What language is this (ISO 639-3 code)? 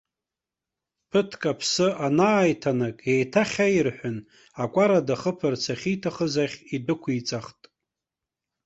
abk